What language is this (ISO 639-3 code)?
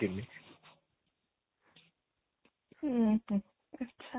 ori